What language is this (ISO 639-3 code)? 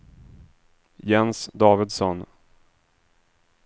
swe